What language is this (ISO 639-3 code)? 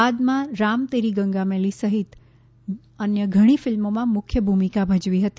guj